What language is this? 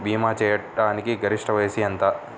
Telugu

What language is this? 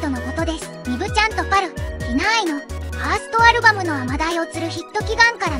Japanese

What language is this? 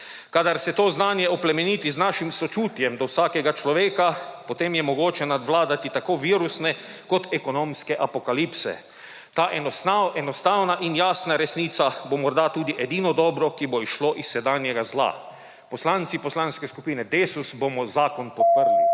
Slovenian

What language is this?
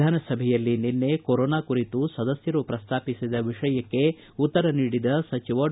Kannada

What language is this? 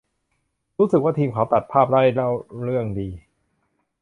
Thai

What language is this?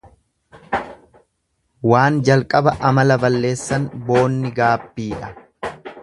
Oromo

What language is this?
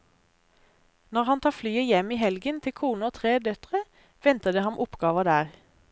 Norwegian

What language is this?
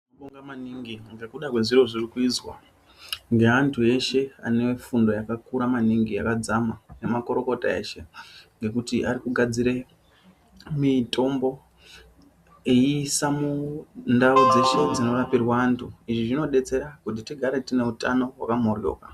Ndau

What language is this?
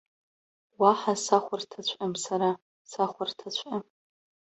Abkhazian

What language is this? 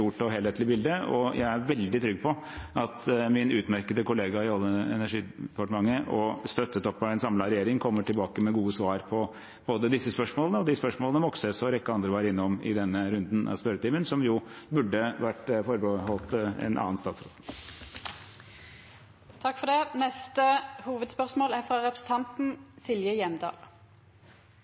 Norwegian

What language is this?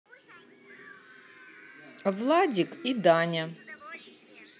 Russian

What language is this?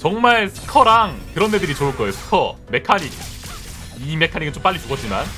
Korean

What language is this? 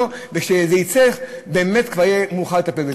Hebrew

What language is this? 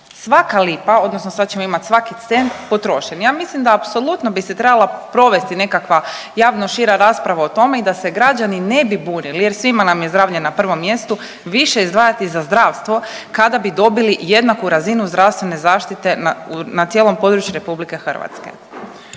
Croatian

